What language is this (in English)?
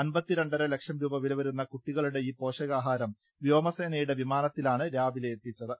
Malayalam